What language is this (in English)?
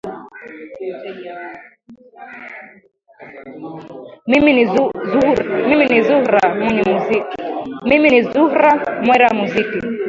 Swahili